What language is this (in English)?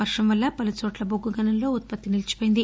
Telugu